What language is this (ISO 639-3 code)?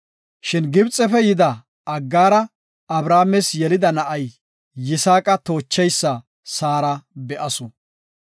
gof